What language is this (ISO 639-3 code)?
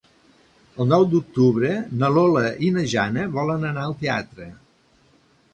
cat